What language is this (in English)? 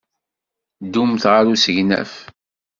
Kabyle